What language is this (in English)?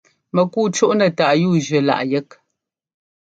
Ngomba